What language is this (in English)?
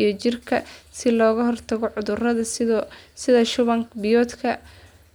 Somali